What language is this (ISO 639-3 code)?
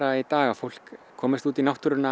isl